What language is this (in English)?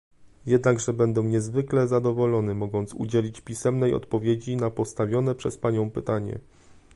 Polish